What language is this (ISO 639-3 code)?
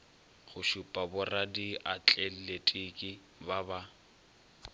nso